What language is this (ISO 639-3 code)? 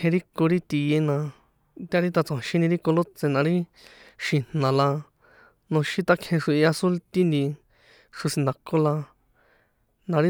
poe